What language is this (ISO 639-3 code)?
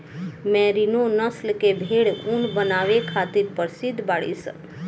bho